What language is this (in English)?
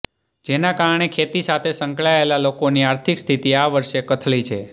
Gujarati